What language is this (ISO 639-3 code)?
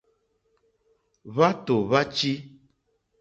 bri